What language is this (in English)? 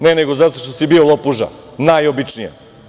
Serbian